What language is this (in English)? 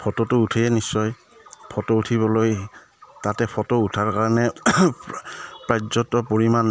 Assamese